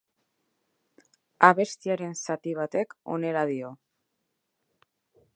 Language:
Basque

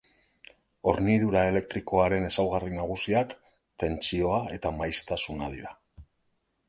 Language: Basque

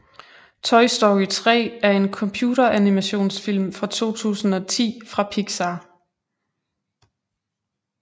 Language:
Danish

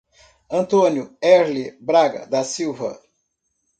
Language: Portuguese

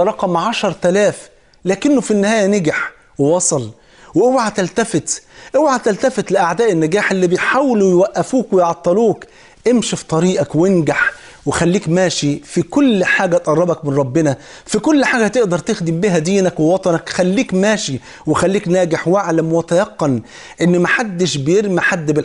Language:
Arabic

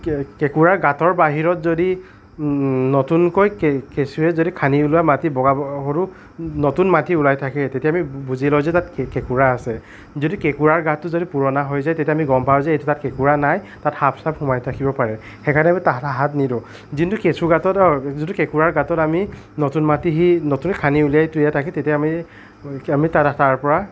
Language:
Assamese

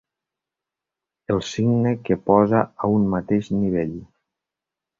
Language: Catalan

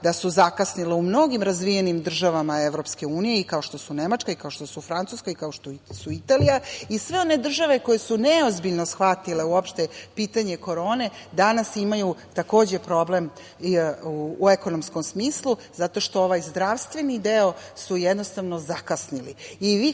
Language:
Serbian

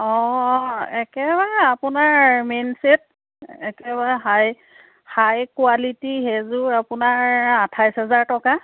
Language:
Assamese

